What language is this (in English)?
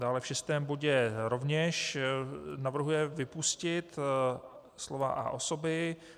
Czech